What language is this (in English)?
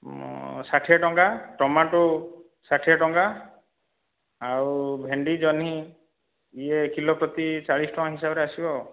Odia